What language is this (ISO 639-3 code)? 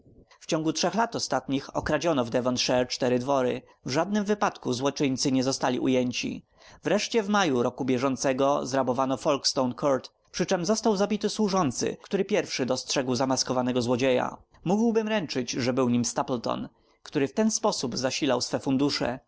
pol